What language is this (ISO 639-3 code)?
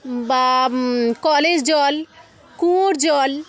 ben